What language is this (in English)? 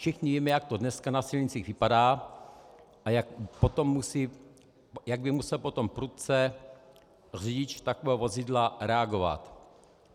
Czech